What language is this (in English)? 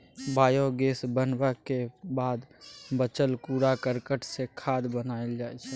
Maithili